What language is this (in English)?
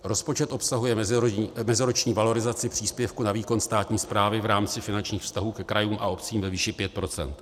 Czech